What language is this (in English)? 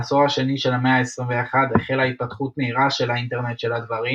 Hebrew